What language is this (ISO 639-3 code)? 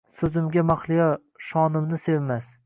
uzb